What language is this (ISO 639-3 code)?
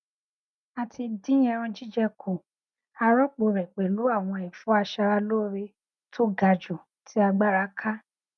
yor